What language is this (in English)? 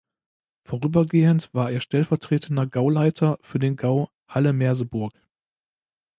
German